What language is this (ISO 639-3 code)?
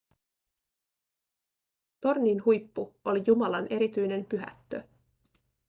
fin